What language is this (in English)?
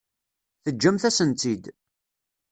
Kabyle